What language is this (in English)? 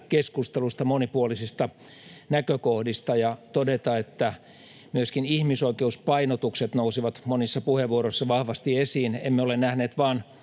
Finnish